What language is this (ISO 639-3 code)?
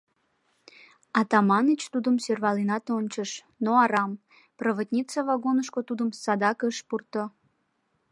chm